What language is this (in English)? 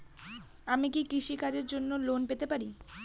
Bangla